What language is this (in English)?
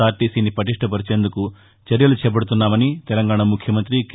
Telugu